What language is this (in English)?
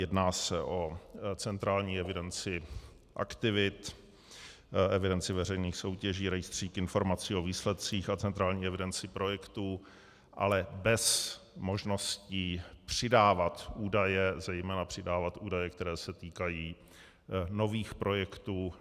Czech